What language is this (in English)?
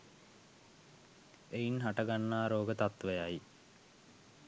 Sinhala